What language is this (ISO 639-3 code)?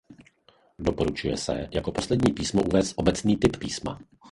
ces